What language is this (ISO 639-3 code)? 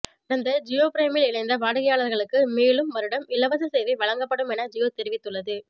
tam